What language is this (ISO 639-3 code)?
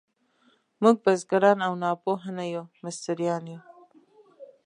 pus